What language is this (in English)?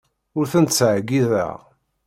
Kabyle